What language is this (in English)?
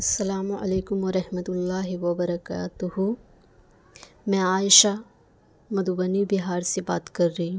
Urdu